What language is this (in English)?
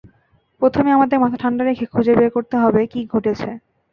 Bangla